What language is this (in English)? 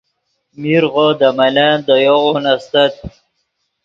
Yidgha